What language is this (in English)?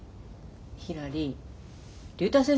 Japanese